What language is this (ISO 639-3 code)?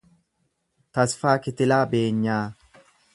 orm